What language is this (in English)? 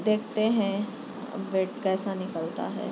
Urdu